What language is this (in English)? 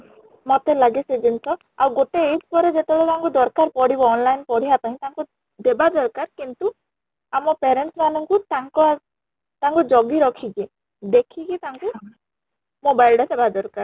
Odia